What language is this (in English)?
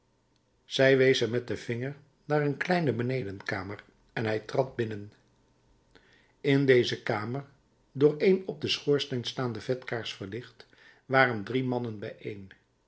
Dutch